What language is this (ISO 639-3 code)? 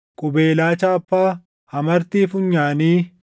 orm